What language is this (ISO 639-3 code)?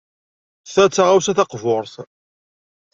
kab